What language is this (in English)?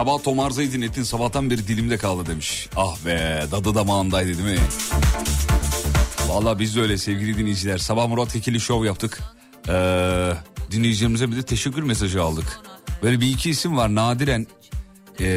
Turkish